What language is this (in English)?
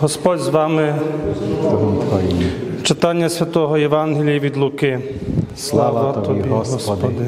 Ukrainian